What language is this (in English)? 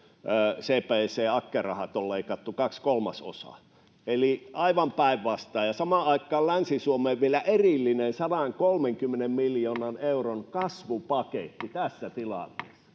Finnish